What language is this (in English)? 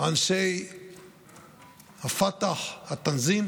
Hebrew